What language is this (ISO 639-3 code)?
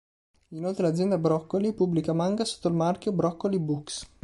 ita